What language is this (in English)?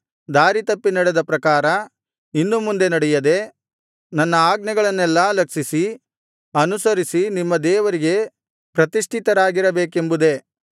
Kannada